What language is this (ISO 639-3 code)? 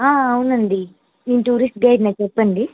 tel